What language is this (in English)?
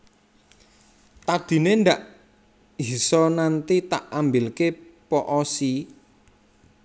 Javanese